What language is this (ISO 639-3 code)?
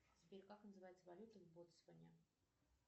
rus